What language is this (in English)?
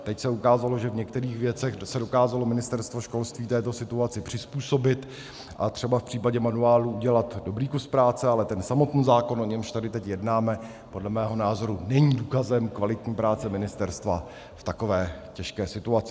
Czech